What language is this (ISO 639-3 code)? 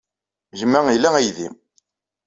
kab